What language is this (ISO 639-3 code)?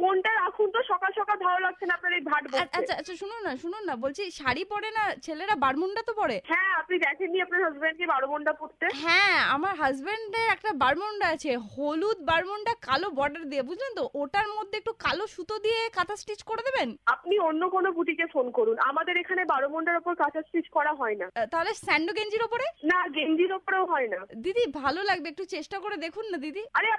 hin